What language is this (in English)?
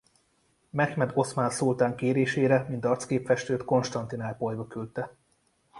Hungarian